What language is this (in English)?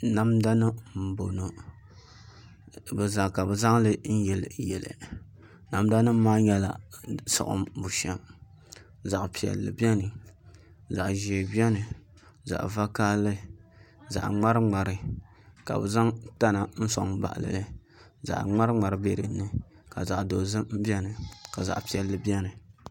Dagbani